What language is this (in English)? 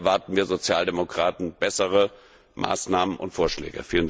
German